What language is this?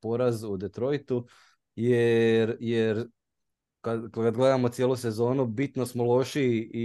Croatian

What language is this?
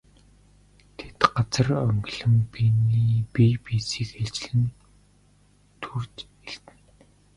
Mongolian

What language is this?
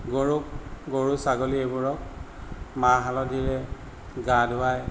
Assamese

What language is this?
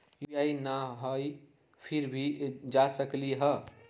Magahi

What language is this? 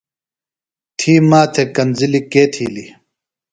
Phalura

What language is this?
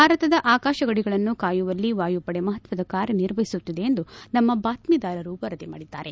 Kannada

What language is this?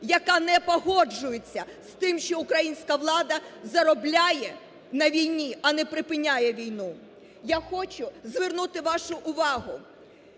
Ukrainian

